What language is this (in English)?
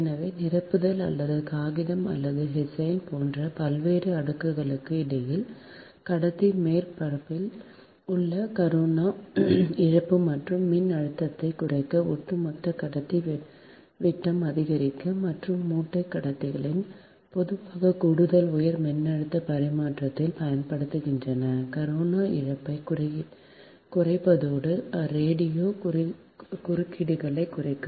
Tamil